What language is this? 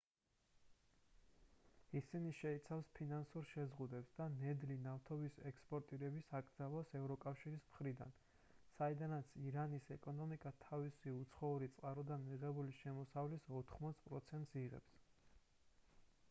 Georgian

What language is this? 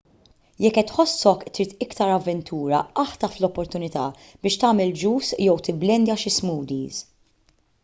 Maltese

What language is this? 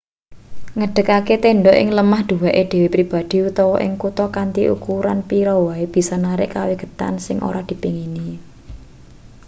Javanese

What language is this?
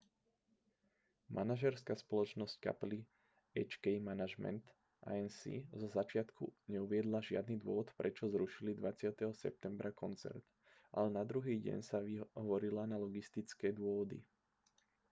Slovak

